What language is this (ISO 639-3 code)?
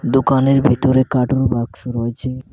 ben